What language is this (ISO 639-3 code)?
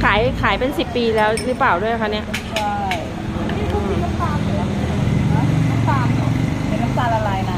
tha